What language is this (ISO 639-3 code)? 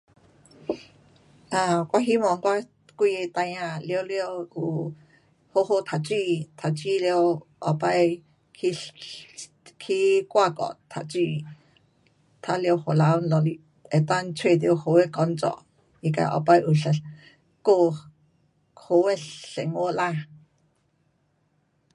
cpx